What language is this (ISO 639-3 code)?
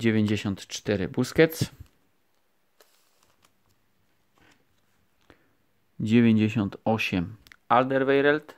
pol